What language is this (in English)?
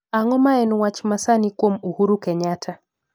Luo (Kenya and Tanzania)